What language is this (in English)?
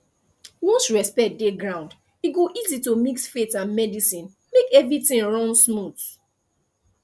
Nigerian Pidgin